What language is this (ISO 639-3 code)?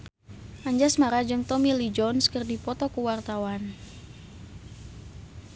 sun